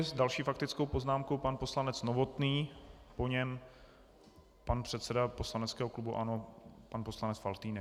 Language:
Czech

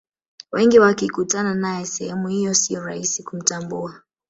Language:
Swahili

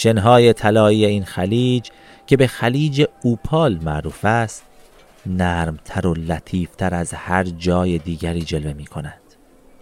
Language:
Persian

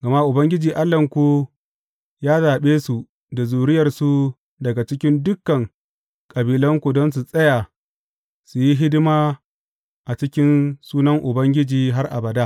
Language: Hausa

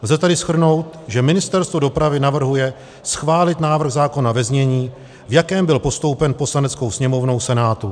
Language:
Czech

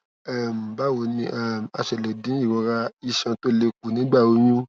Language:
Yoruba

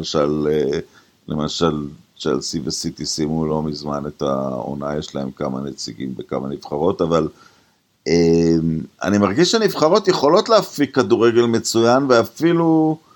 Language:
Hebrew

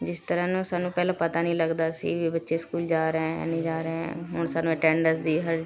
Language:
Punjabi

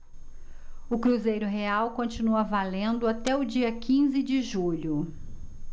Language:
Portuguese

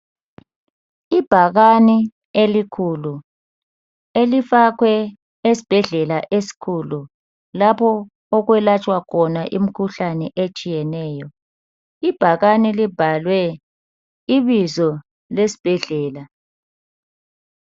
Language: North Ndebele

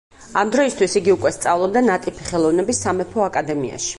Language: Georgian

